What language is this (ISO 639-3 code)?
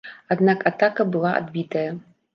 bel